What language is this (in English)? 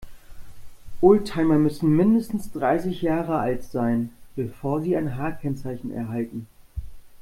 German